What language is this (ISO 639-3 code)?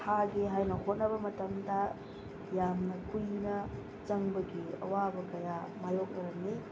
mni